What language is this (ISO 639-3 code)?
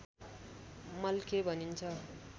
nep